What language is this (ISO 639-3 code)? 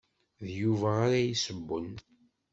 kab